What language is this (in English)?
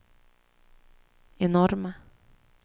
Swedish